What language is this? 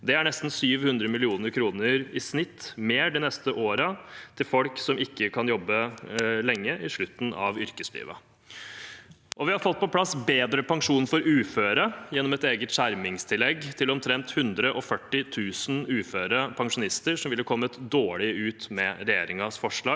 Norwegian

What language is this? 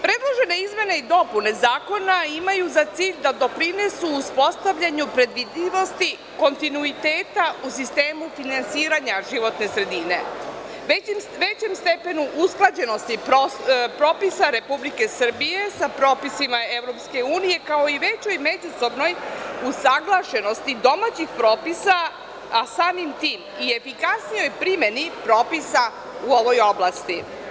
Serbian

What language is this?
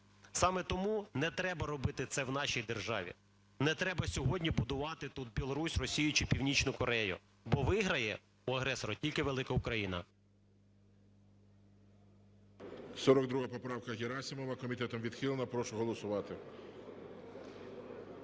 Ukrainian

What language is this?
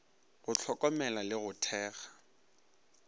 Northern Sotho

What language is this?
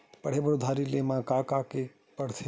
Chhattisgarhi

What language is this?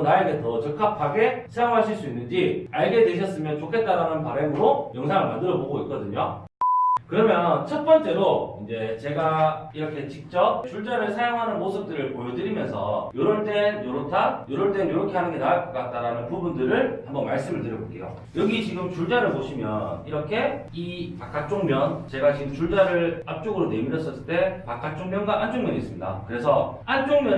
Korean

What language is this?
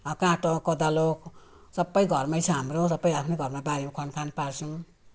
Nepali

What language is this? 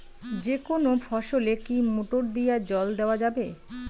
Bangla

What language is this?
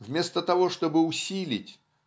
Russian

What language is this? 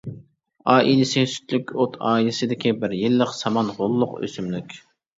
Uyghur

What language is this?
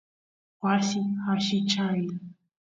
Santiago del Estero Quichua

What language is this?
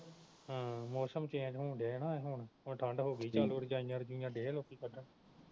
Punjabi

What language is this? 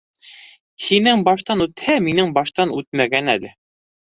Bashkir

